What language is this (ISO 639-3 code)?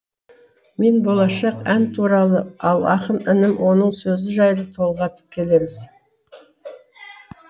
kaz